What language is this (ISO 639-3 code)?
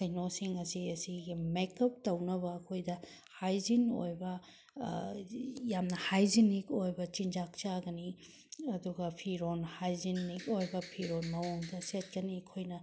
mni